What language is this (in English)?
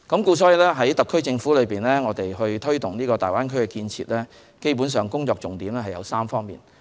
Cantonese